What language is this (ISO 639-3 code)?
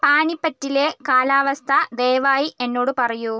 mal